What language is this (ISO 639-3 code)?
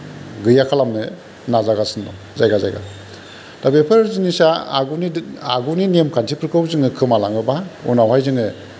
brx